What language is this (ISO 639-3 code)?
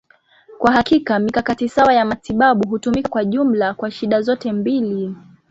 swa